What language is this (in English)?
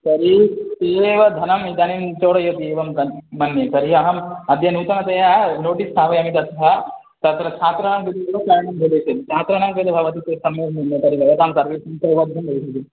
Sanskrit